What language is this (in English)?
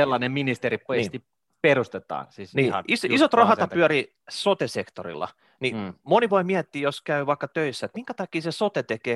Finnish